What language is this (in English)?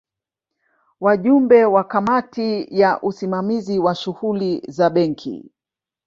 Swahili